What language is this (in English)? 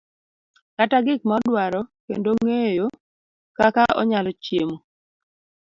Luo (Kenya and Tanzania)